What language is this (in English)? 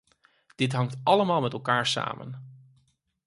Dutch